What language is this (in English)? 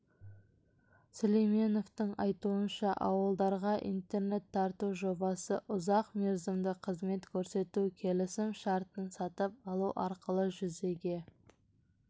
Kazakh